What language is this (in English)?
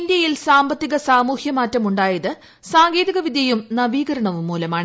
Malayalam